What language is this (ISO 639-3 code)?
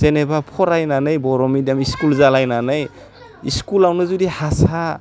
brx